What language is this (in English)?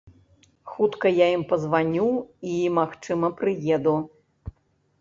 Belarusian